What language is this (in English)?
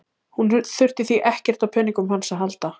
Icelandic